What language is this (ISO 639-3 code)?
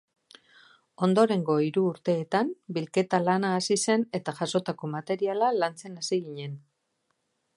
eus